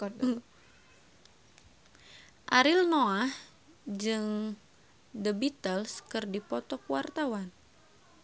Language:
Sundanese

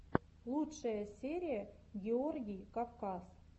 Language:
Russian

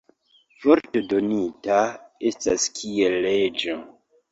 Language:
Esperanto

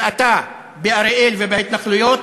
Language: Hebrew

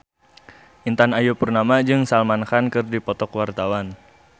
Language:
Sundanese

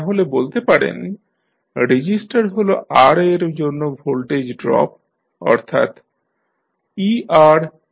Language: Bangla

